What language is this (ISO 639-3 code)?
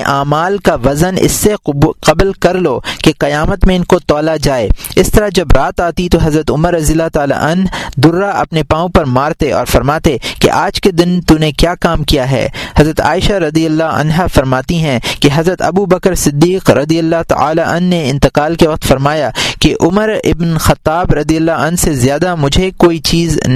urd